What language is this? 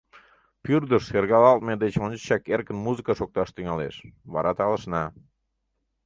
Mari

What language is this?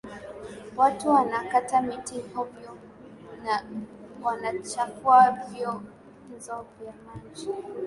Swahili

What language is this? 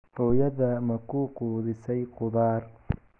Somali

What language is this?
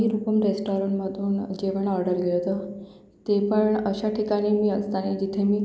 Marathi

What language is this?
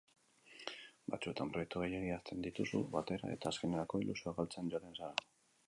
Basque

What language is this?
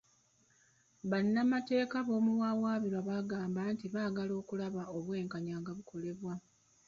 Ganda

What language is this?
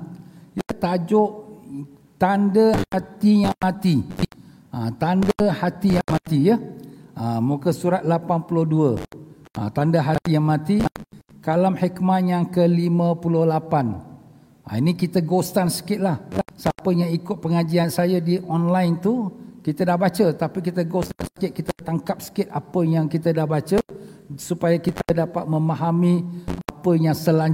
Malay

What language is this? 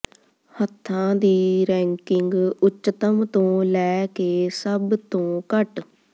Punjabi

